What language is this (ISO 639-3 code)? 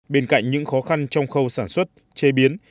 vie